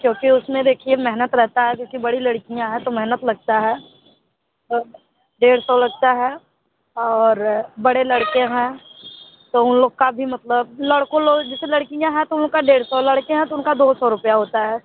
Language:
Hindi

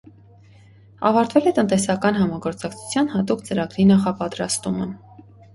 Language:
Armenian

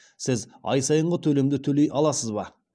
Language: Kazakh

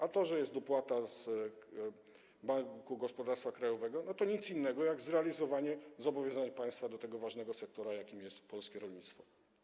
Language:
Polish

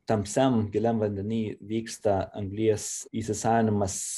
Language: Lithuanian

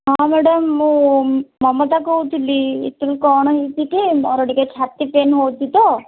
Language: Odia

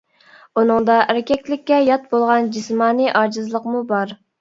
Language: Uyghur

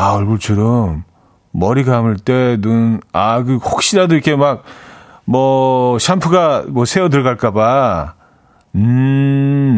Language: Korean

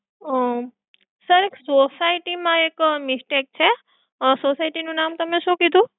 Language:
Gujarati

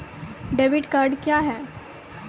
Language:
Maithili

